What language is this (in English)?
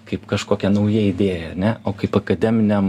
Lithuanian